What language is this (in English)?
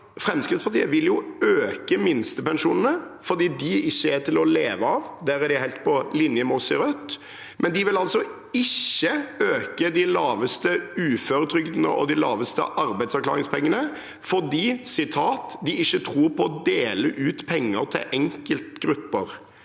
Norwegian